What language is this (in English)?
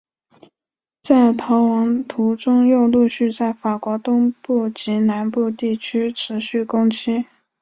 Chinese